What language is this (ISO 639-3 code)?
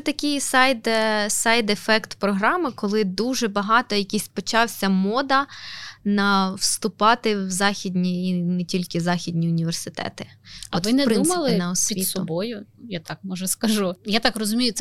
ukr